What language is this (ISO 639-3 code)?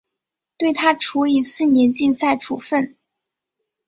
zho